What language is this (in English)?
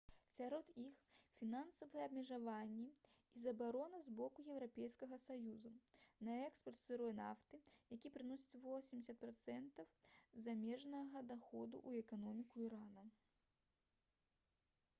Belarusian